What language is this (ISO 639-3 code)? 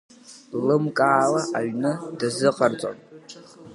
abk